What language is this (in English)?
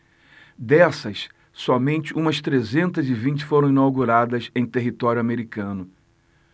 Portuguese